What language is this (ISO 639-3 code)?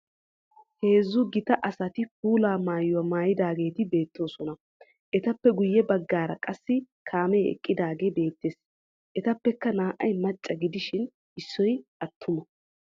wal